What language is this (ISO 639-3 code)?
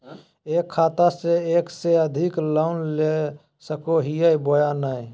mag